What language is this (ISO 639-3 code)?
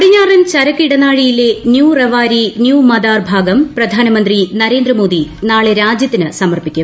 mal